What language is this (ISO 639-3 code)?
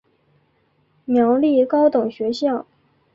zho